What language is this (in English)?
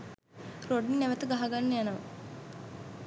Sinhala